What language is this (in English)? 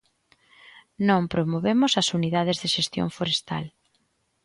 Galician